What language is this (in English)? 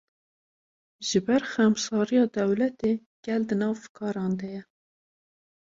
Kurdish